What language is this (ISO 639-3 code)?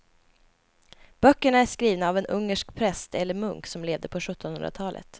swe